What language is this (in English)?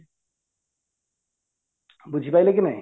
Odia